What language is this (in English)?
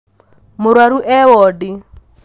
Kikuyu